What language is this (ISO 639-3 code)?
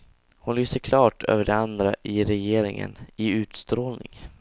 swe